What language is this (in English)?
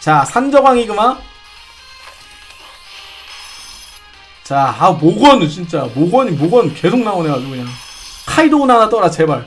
Korean